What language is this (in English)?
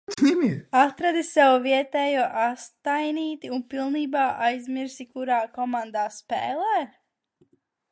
Latvian